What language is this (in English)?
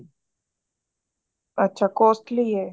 Punjabi